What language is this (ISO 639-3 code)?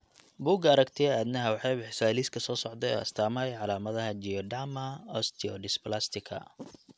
som